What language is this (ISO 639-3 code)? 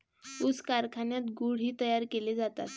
mar